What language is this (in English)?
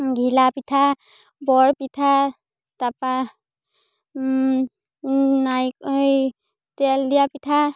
Assamese